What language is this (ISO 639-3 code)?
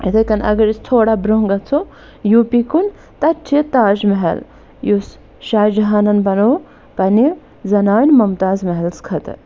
kas